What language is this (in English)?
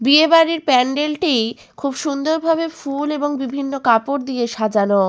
Bangla